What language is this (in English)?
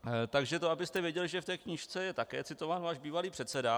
Czech